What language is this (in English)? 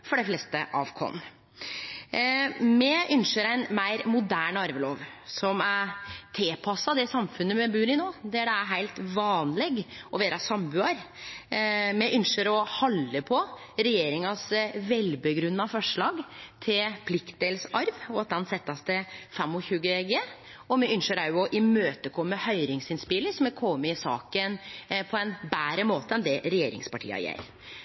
Norwegian Nynorsk